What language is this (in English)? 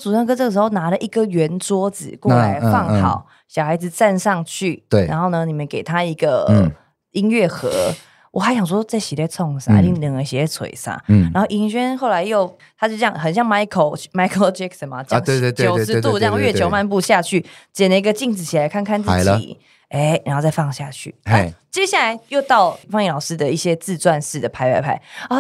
Chinese